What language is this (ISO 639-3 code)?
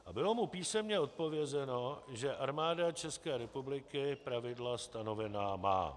ces